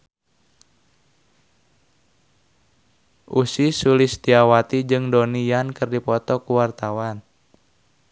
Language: Sundanese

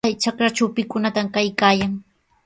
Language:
Sihuas Ancash Quechua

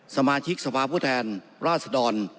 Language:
Thai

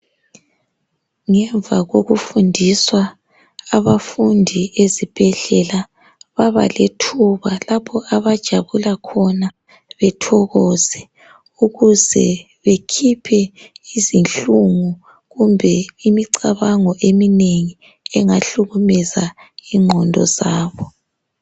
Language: North Ndebele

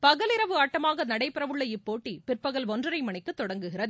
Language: Tamil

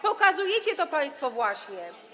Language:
Polish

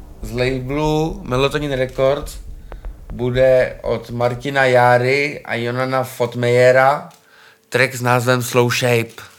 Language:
Czech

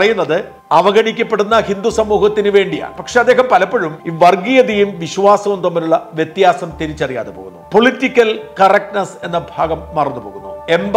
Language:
Arabic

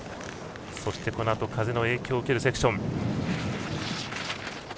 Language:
Japanese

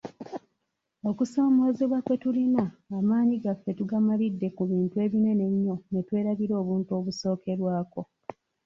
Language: Ganda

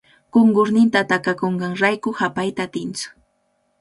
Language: Cajatambo North Lima Quechua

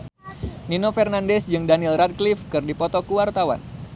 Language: Sundanese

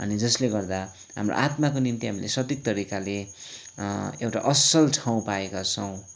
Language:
Nepali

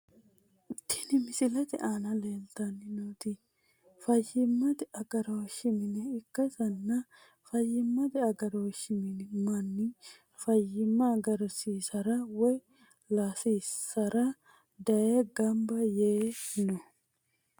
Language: Sidamo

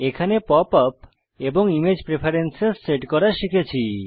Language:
Bangla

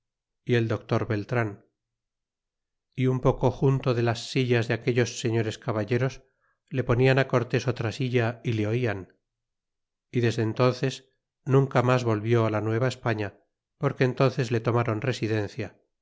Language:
Spanish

